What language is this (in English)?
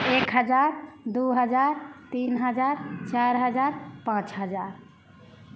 Maithili